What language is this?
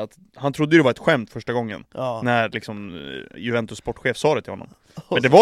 Swedish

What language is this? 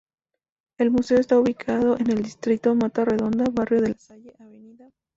Spanish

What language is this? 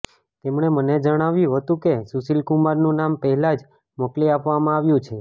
Gujarati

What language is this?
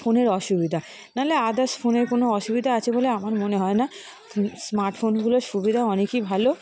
Bangla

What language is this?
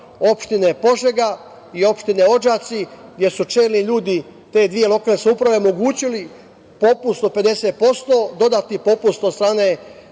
Serbian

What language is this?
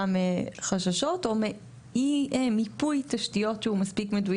Hebrew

